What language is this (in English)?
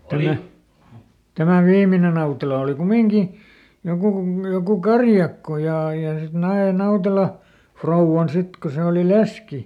Finnish